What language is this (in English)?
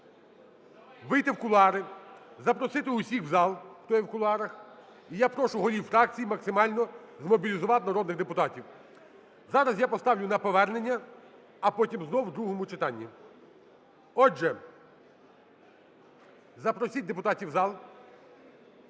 Ukrainian